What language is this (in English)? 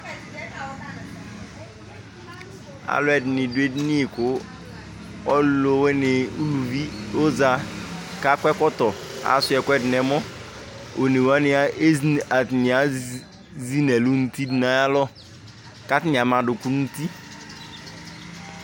Ikposo